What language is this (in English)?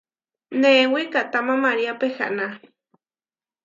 Huarijio